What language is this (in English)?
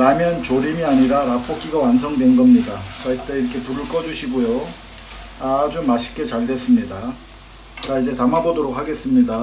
Korean